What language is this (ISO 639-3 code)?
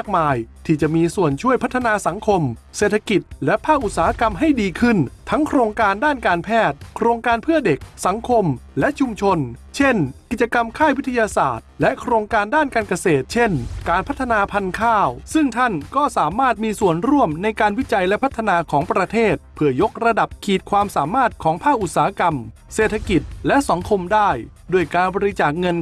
tha